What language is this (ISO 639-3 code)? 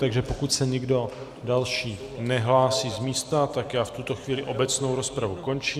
ces